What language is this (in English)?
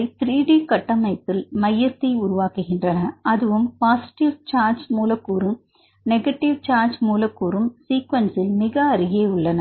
Tamil